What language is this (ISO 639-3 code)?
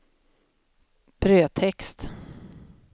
swe